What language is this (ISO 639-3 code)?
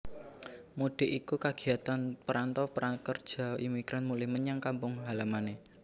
jav